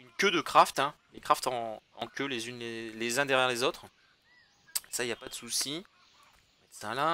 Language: French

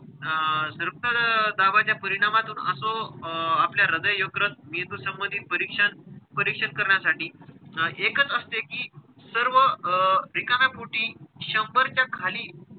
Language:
Marathi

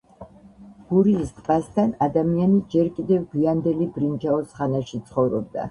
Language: Georgian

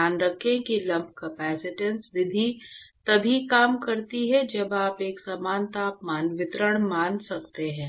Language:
Hindi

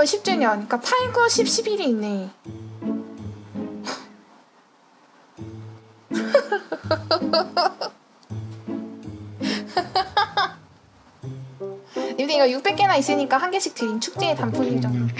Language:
Korean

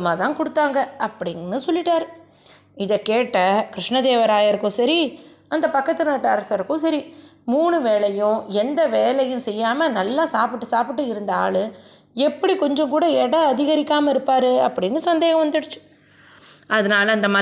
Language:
Tamil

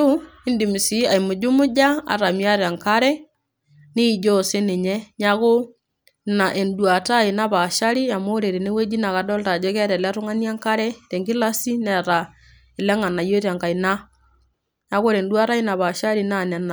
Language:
Masai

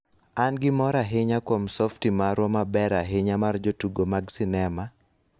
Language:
Luo (Kenya and Tanzania)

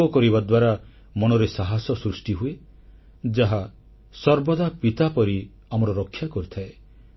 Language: Odia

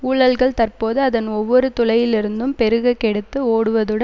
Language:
Tamil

